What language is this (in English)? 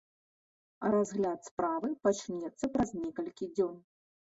Belarusian